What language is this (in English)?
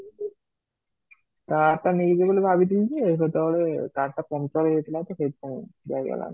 Odia